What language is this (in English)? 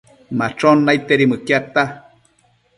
Matsés